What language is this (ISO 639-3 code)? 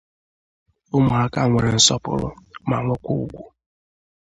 ibo